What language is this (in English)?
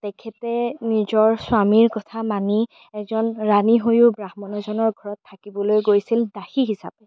Assamese